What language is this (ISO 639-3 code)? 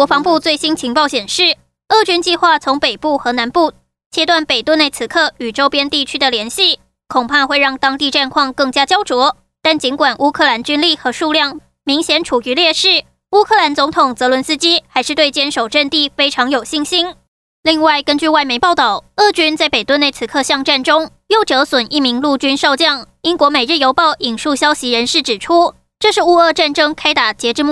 zho